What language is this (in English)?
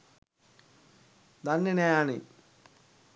Sinhala